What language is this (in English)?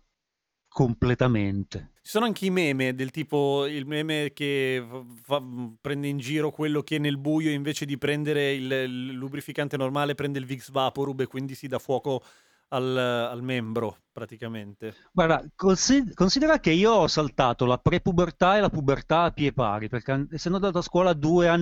Italian